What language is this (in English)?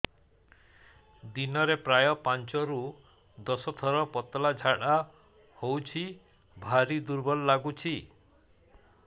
Odia